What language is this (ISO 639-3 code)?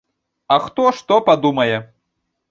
bel